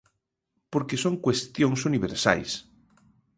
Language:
Galician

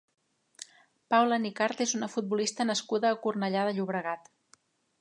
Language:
Catalan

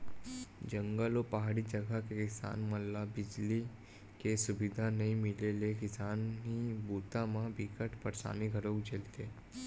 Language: Chhattisgarhi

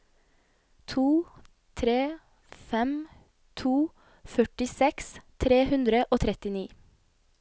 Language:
Norwegian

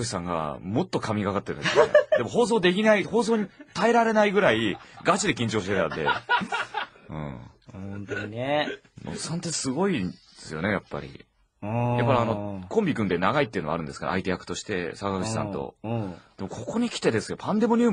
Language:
Japanese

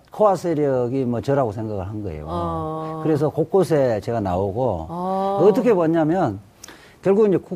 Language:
Korean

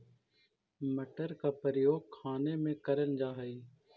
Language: Magahi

